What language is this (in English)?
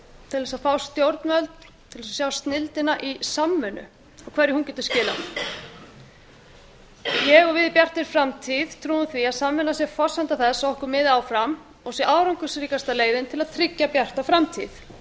Icelandic